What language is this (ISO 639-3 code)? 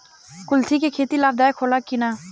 bho